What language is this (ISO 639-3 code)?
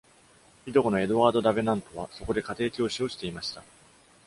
jpn